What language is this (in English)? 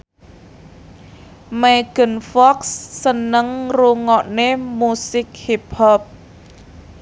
Javanese